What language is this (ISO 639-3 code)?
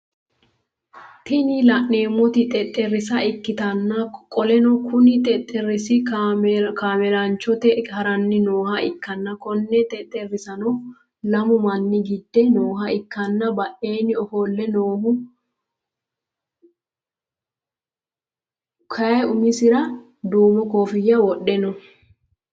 sid